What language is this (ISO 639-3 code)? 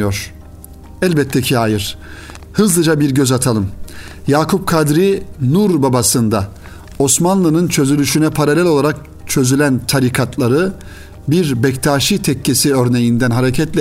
tur